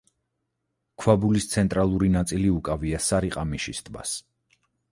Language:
Georgian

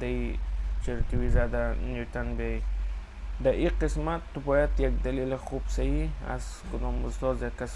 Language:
Persian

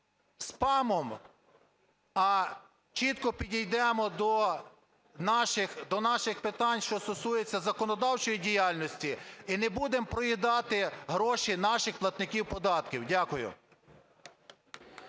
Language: Ukrainian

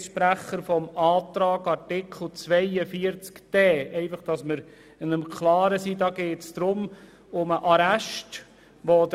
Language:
Swiss German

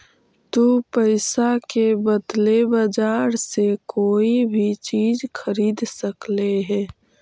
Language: Magahi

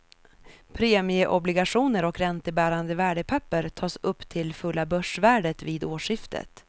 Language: Swedish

